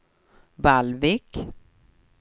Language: Swedish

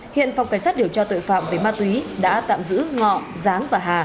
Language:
Vietnamese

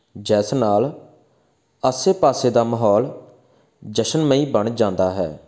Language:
Punjabi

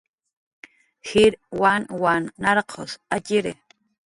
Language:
Jaqaru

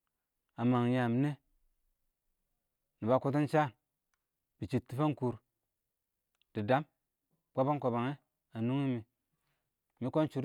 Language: Awak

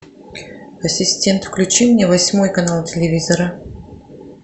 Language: Russian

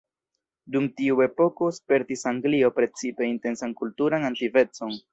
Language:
Esperanto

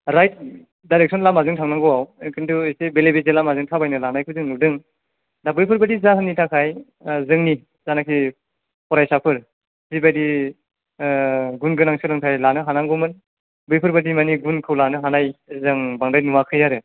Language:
Bodo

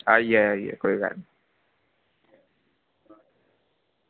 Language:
Dogri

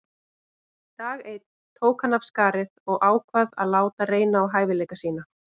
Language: Icelandic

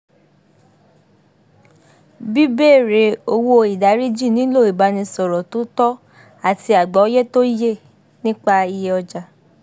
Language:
Yoruba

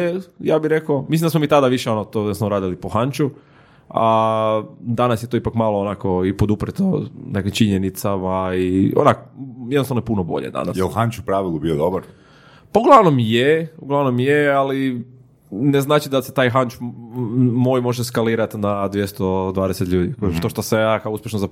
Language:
Croatian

